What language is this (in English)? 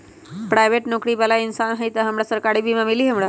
Magahi